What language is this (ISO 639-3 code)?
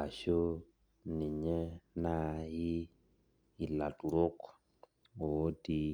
mas